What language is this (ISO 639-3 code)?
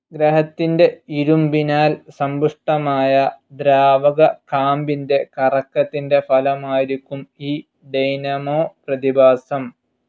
mal